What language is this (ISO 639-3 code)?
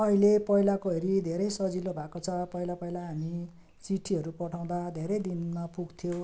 nep